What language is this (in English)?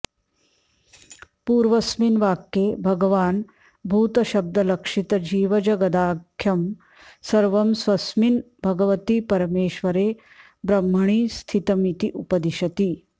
Sanskrit